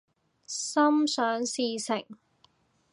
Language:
Cantonese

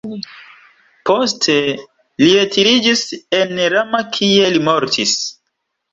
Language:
Esperanto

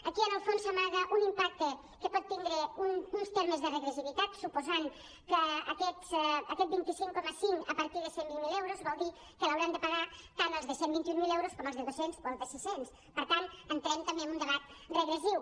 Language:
Catalan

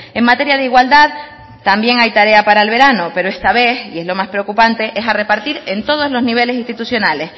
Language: Spanish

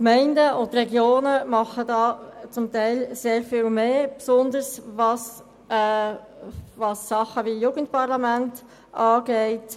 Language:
Swiss German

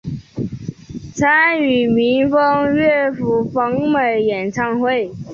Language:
Chinese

